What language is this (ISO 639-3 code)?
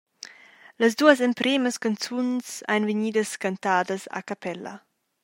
roh